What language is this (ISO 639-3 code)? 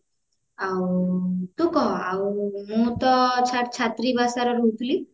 ori